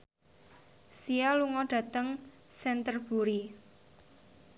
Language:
Javanese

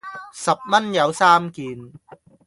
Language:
Cantonese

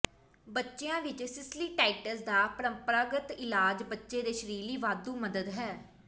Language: Punjabi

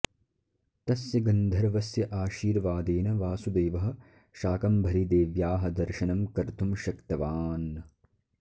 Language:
Sanskrit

